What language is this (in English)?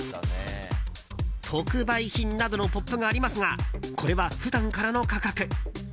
Japanese